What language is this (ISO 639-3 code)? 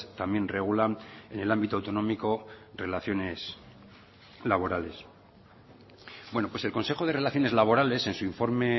spa